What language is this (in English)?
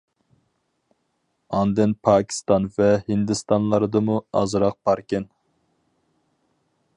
Uyghur